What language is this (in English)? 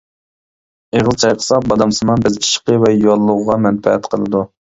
Uyghur